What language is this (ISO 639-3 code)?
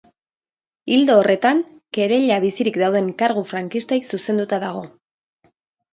eus